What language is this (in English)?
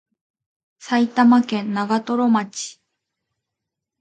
Japanese